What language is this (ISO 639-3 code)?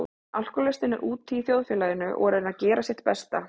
isl